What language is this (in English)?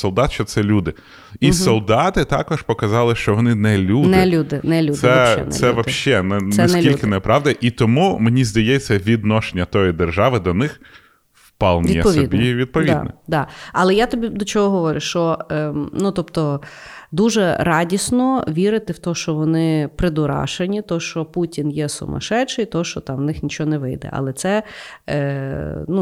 Ukrainian